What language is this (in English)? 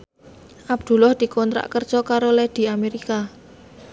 Javanese